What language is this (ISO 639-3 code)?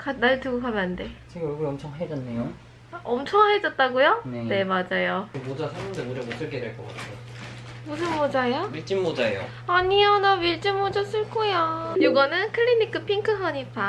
kor